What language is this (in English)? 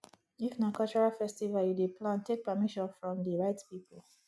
Nigerian Pidgin